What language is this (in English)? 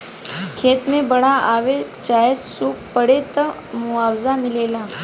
Bhojpuri